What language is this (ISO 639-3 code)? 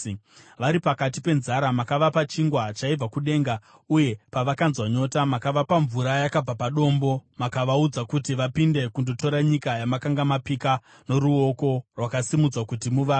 sna